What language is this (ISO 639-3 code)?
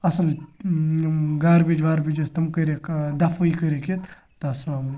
kas